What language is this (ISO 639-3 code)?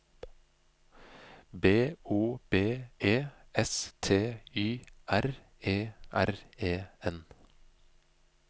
nor